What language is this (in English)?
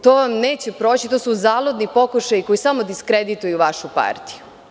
Serbian